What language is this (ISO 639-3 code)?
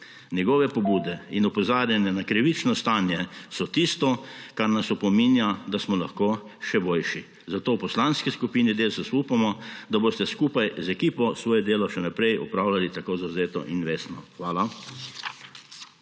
slv